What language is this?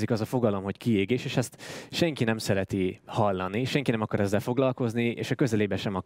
Hungarian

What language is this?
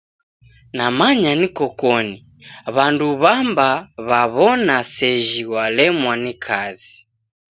Taita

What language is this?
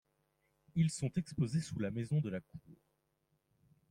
French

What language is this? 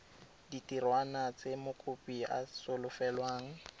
Tswana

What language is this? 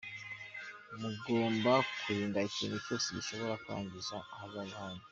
Kinyarwanda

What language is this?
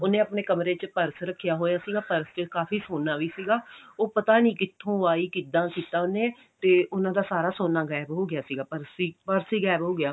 Punjabi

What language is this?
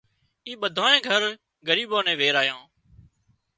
Wadiyara Koli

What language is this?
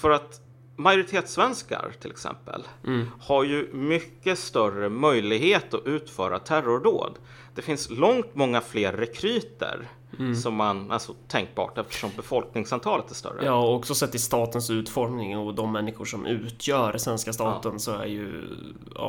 Swedish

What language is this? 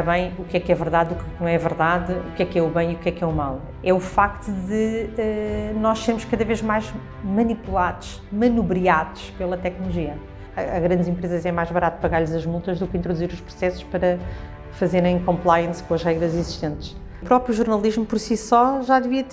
Portuguese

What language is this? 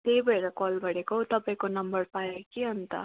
Nepali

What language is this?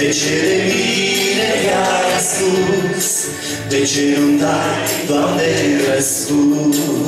Romanian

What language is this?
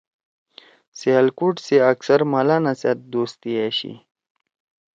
Torwali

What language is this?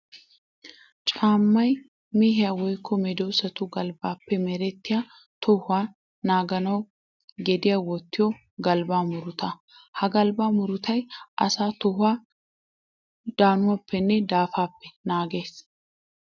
Wolaytta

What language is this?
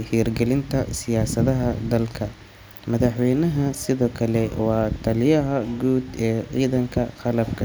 Somali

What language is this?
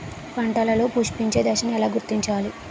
Telugu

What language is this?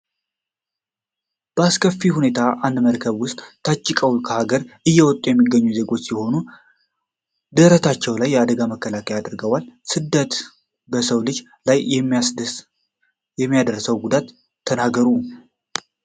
Amharic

